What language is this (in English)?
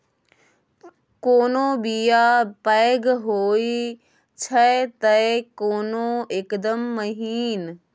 Maithili